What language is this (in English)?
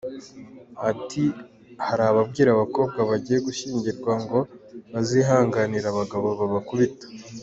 Kinyarwanda